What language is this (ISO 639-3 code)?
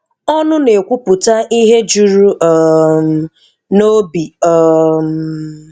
ibo